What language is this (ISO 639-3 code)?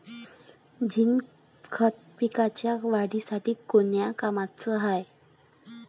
mar